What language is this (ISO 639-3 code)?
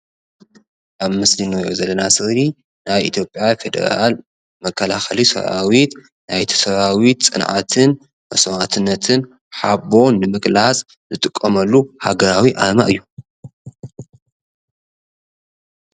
tir